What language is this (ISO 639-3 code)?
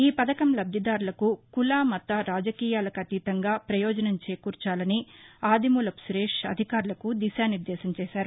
tel